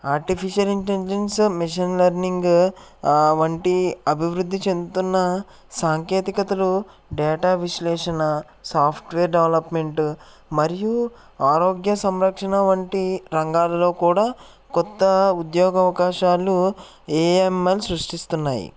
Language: Telugu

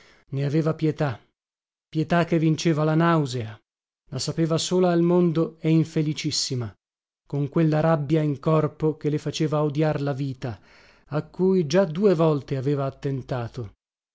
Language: Italian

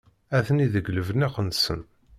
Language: Kabyle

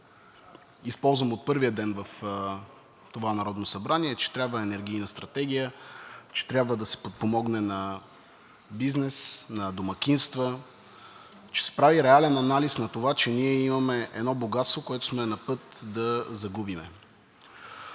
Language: Bulgarian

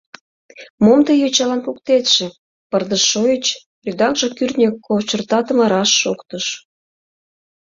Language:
Mari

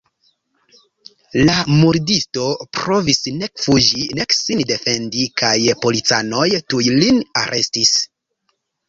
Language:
Esperanto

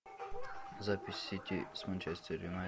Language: Russian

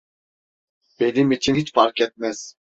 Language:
Turkish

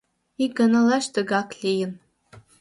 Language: Mari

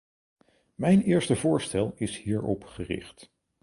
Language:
Dutch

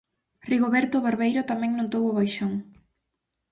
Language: Galician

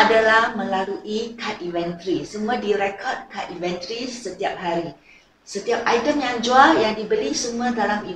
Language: Malay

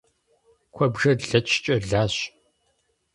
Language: Kabardian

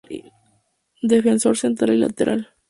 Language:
Spanish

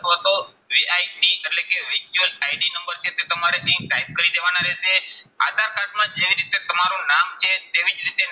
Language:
Gujarati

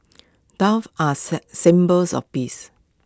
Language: English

